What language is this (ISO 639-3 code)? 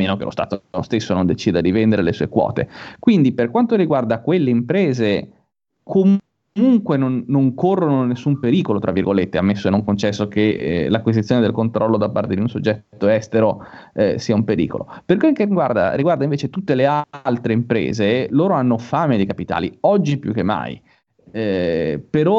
ita